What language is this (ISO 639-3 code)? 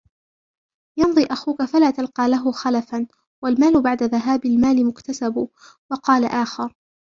ara